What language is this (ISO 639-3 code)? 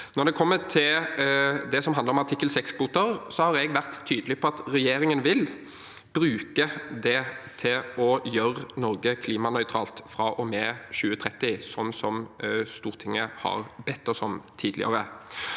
nor